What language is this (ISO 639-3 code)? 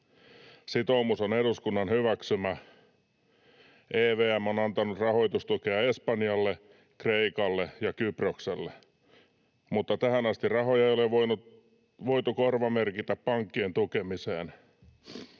fin